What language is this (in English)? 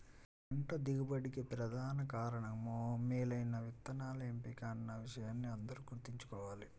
Telugu